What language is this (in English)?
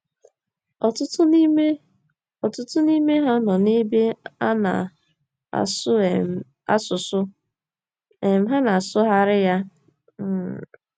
Igbo